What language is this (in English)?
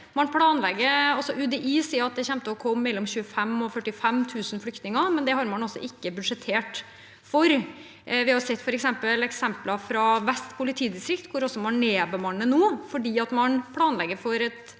Norwegian